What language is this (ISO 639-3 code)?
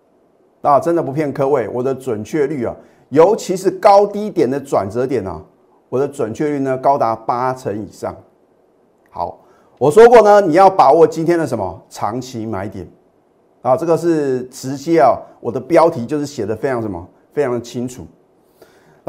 zho